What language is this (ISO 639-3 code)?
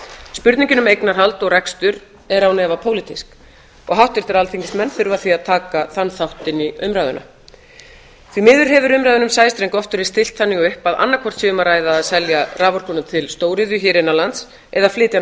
isl